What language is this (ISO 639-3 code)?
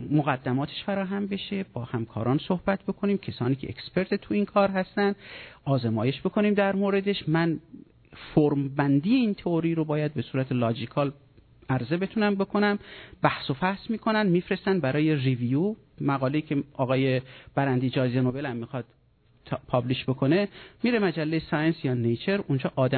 fas